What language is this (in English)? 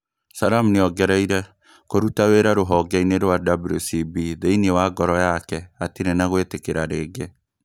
Kikuyu